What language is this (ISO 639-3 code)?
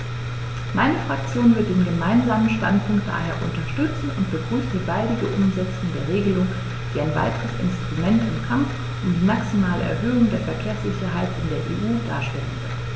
deu